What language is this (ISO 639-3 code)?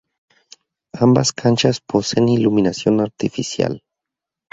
spa